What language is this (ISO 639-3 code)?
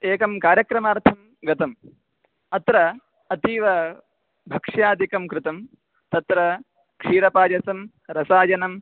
san